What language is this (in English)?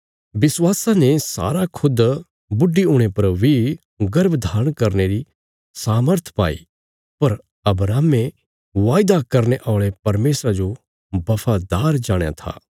Bilaspuri